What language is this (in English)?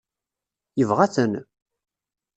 Kabyle